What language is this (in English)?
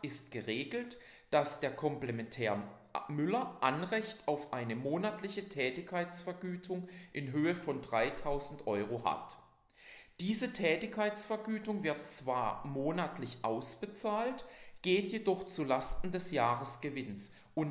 German